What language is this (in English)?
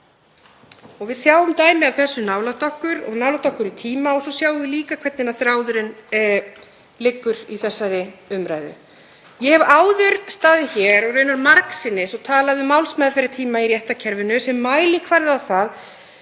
Icelandic